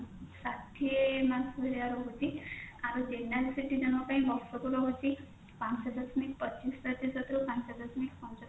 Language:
Odia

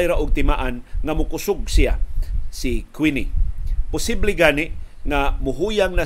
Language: Filipino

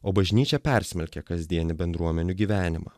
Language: Lithuanian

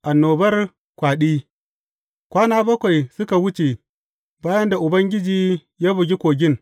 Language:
Hausa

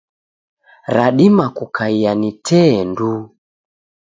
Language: Taita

